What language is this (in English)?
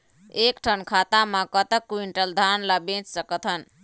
Chhattisgarhi